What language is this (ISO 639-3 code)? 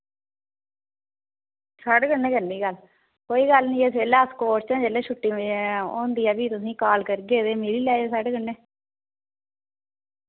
doi